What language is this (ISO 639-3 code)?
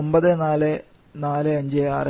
mal